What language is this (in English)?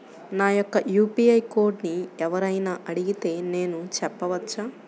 Telugu